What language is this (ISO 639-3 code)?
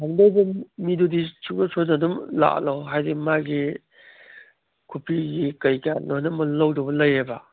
mni